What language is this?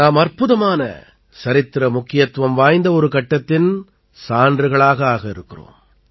Tamil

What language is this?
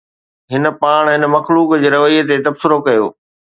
Sindhi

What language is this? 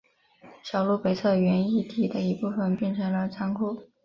Chinese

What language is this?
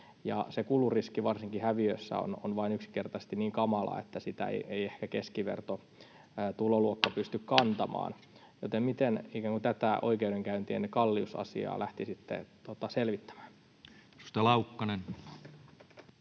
Finnish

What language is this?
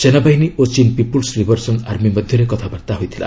Odia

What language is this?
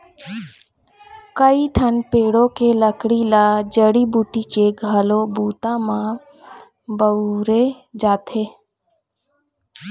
Chhattisgarhi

